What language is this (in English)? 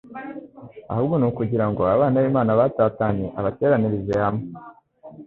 Kinyarwanda